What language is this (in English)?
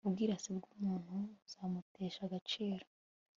Kinyarwanda